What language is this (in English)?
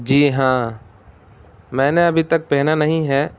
Urdu